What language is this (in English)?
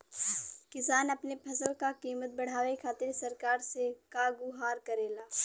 Bhojpuri